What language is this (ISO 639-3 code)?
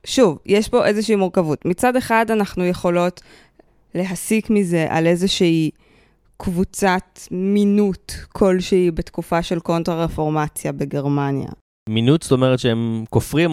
heb